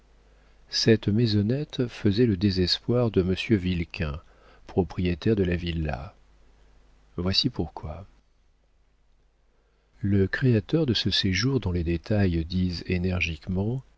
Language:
French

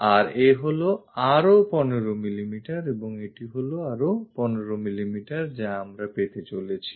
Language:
Bangla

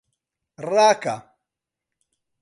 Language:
Central Kurdish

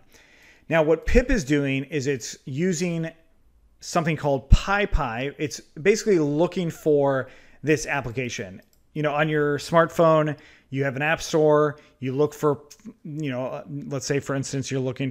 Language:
English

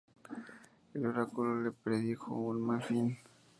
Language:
Spanish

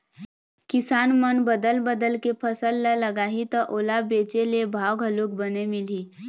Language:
Chhattisgarhi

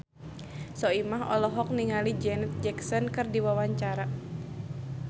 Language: Sundanese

